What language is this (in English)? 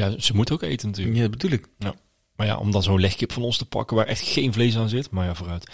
Dutch